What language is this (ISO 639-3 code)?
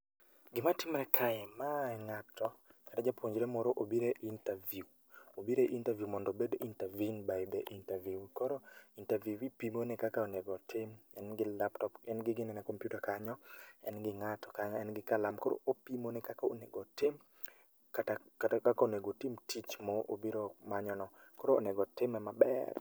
luo